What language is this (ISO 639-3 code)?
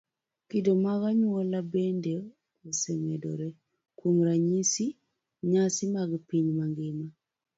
luo